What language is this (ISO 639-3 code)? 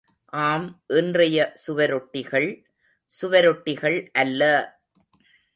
tam